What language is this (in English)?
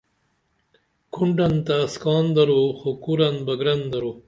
Dameli